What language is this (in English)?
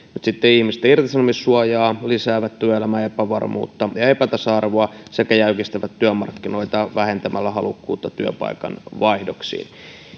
Finnish